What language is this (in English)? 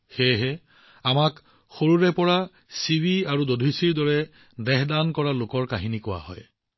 Assamese